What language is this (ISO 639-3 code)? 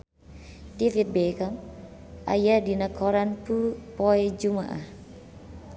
sun